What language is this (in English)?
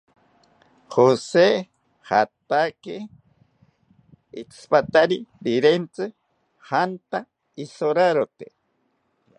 South Ucayali Ashéninka